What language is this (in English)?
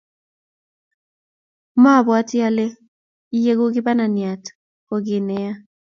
Kalenjin